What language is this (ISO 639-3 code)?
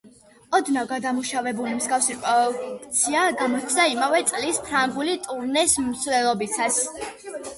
kat